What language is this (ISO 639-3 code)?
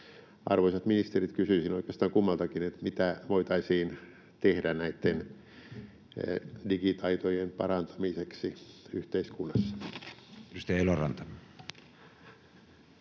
fin